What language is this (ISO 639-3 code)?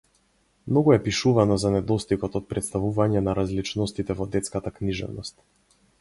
mkd